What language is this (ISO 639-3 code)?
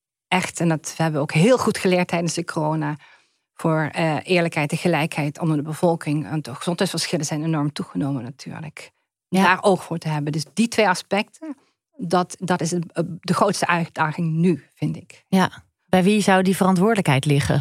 nld